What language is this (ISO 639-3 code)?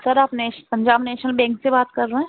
urd